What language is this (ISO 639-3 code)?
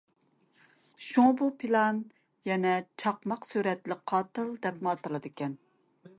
uig